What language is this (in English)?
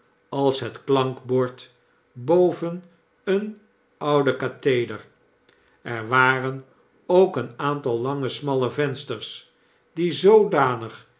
Dutch